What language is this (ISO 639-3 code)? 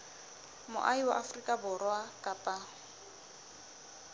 sot